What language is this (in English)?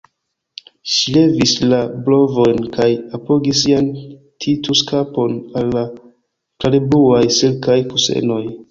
Esperanto